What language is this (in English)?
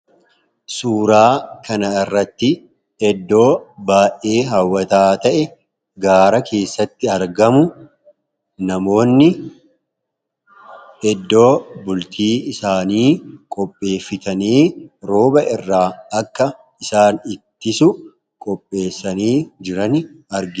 Oromo